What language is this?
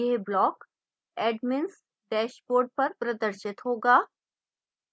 Hindi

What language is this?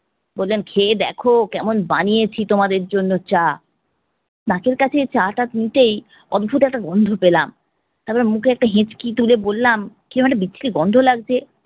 Bangla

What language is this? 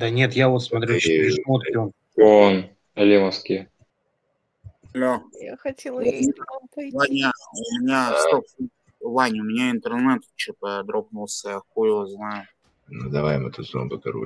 Russian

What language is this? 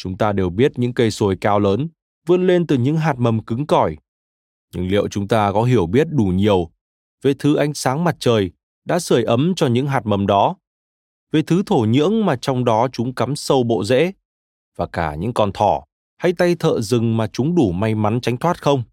Vietnamese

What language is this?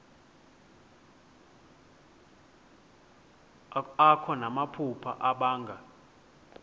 Xhosa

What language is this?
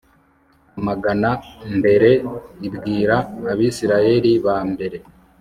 Kinyarwanda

